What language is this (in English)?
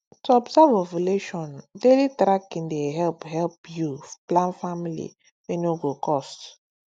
Nigerian Pidgin